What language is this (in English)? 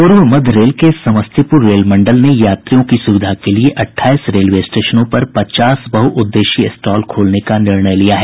Hindi